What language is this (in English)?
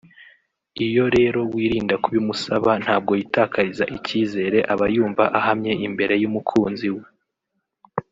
Kinyarwanda